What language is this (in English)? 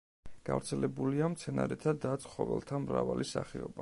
Georgian